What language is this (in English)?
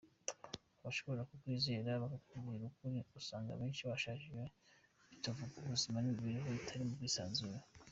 Kinyarwanda